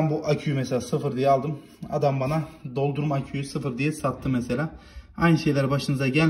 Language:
Turkish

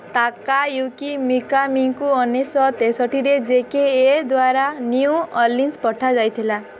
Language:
Odia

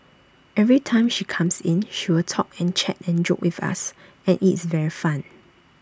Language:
English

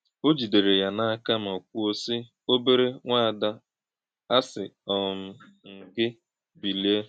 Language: Igbo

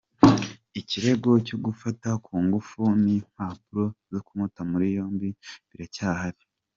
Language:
Kinyarwanda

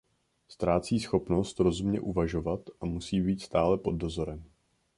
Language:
Czech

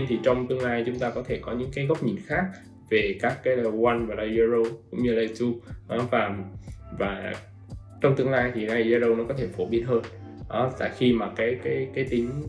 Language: Vietnamese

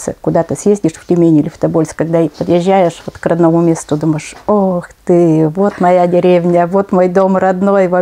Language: Russian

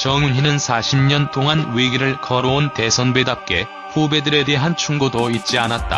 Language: Korean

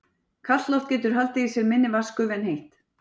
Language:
Icelandic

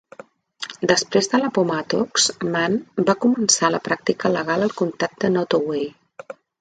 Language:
Catalan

